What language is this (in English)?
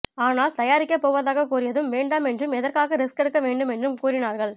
Tamil